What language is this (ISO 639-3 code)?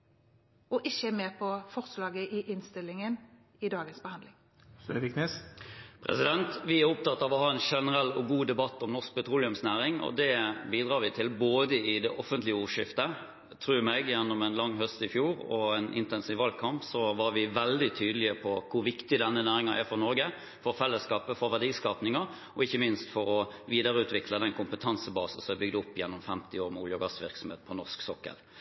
nob